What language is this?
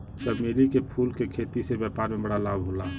Bhojpuri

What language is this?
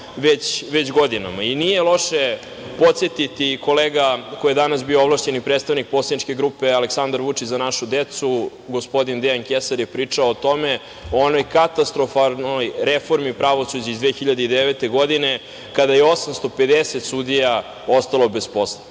Serbian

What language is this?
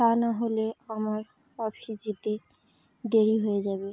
Bangla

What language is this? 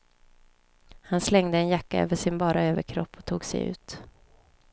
Swedish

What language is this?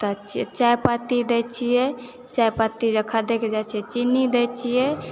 Maithili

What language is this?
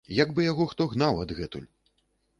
Belarusian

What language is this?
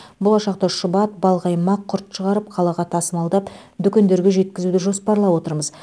Kazakh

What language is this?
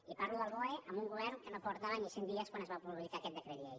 Catalan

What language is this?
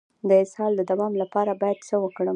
Pashto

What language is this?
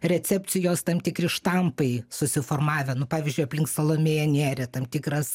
Lithuanian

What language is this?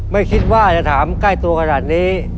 Thai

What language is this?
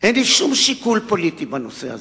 Hebrew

